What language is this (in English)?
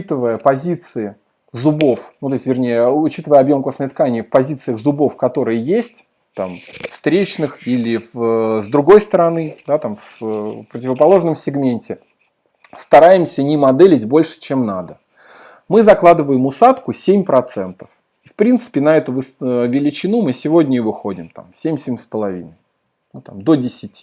Russian